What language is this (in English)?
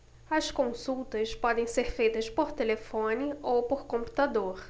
Portuguese